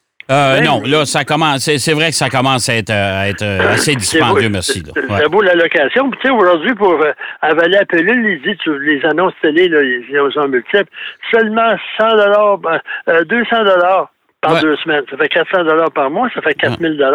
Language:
French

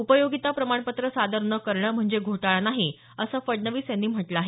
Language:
Marathi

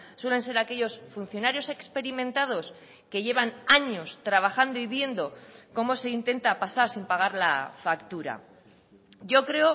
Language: Spanish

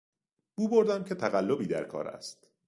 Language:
Persian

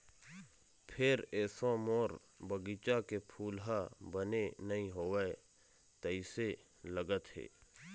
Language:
Chhattisgarhi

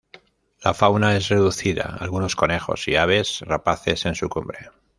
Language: Spanish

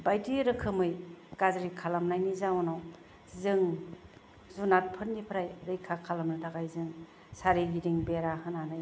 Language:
Bodo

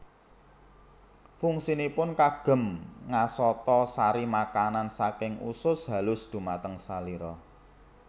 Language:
Javanese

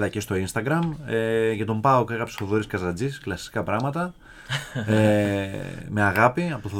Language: Greek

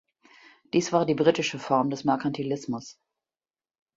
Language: German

